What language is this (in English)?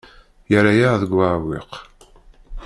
Kabyle